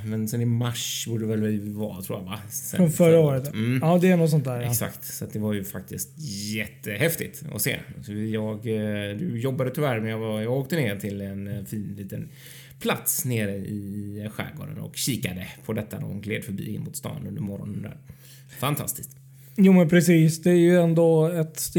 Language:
Swedish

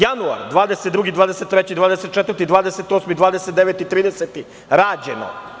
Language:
Serbian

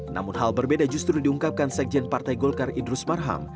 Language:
Indonesian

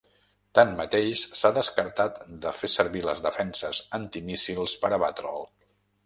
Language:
Catalan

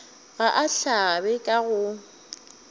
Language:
Northern Sotho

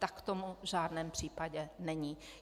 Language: Czech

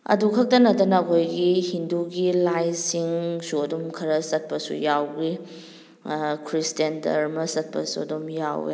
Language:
Manipuri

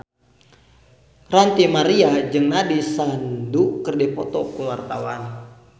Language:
Sundanese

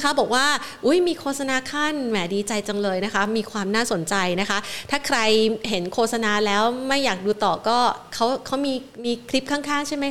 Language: Thai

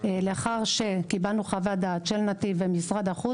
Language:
Hebrew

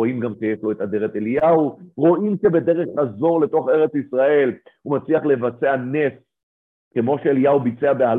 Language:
Hebrew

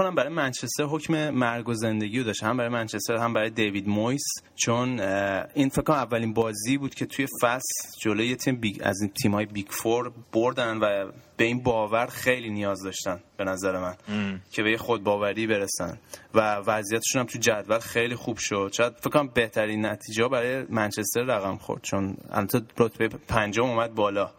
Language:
Persian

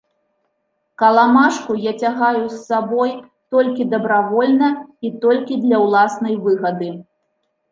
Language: Belarusian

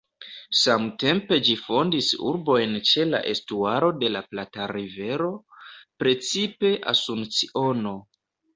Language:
Esperanto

